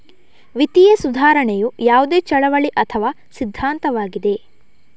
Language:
Kannada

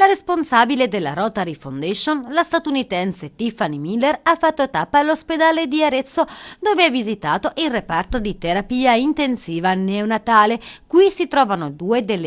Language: Italian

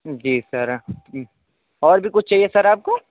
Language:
Urdu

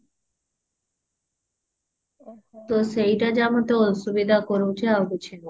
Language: Odia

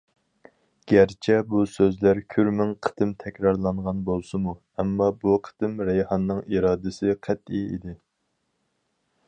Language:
Uyghur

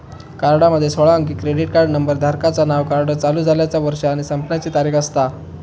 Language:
Marathi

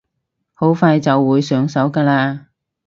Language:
Cantonese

